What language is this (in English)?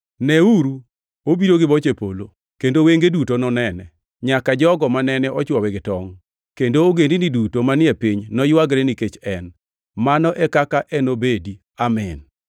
Luo (Kenya and Tanzania)